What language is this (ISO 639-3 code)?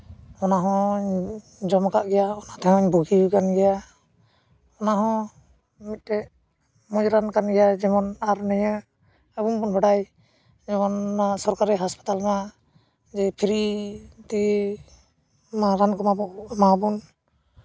sat